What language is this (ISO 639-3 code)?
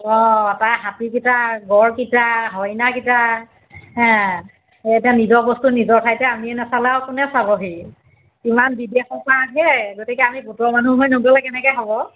asm